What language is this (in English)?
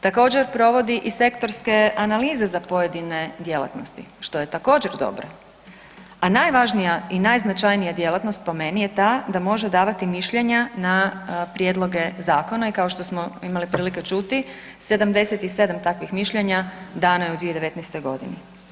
Croatian